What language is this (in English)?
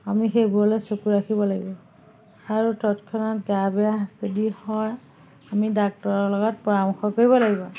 Assamese